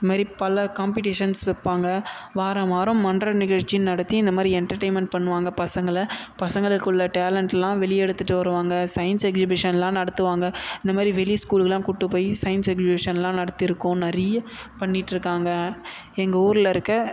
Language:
Tamil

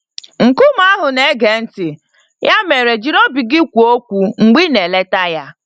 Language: Igbo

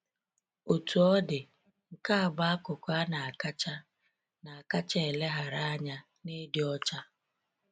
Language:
Igbo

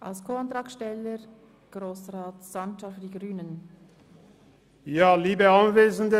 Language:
Swiss German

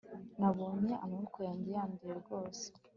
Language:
Kinyarwanda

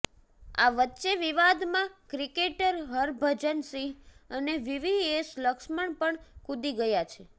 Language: Gujarati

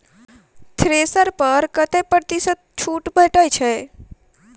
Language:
Maithili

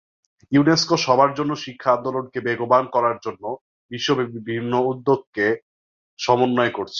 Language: Bangla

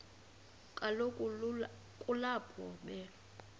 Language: Xhosa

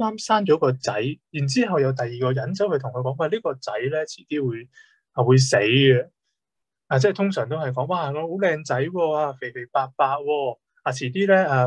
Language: Chinese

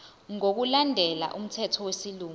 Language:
Zulu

